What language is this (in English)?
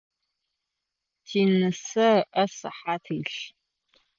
Adyghe